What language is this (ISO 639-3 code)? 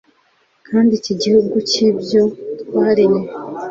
kin